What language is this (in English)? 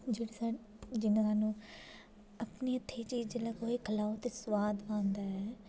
Dogri